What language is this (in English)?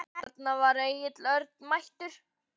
Icelandic